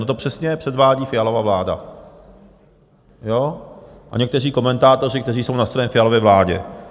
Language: Czech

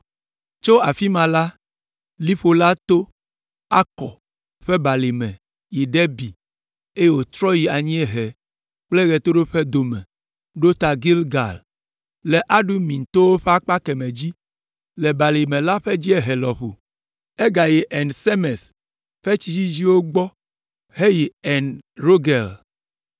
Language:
Ewe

